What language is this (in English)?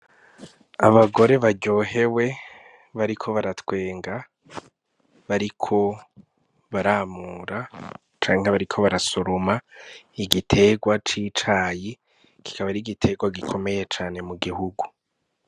Rundi